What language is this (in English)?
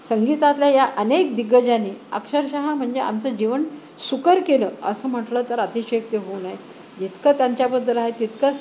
Marathi